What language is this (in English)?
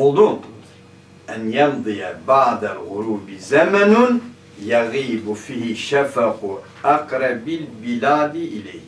Turkish